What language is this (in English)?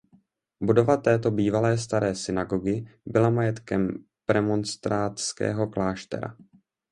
Czech